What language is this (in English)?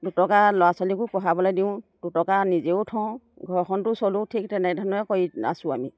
Assamese